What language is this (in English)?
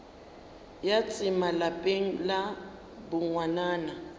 Northern Sotho